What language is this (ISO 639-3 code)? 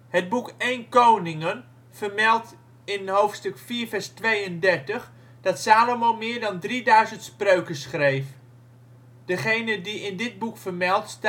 nld